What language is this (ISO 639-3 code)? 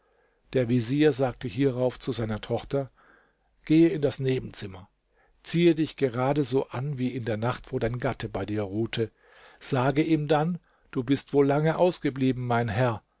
deu